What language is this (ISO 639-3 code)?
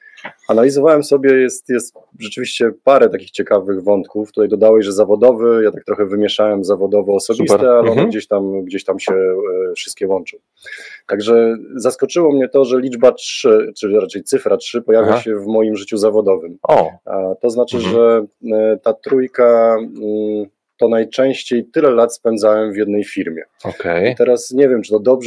pol